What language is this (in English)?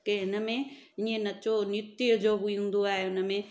Sindhi